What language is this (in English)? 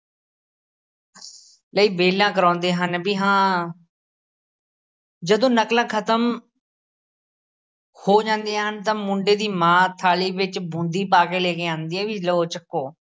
Punjabi